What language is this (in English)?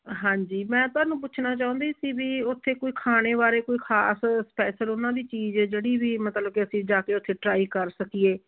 Punjabi